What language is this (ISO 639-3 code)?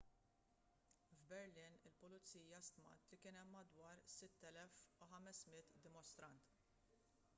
mlt